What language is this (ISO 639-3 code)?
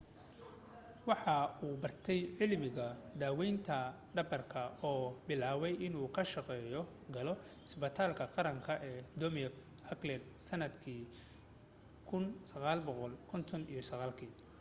som